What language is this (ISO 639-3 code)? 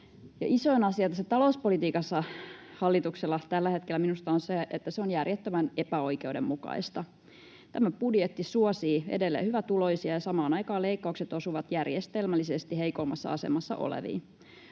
fin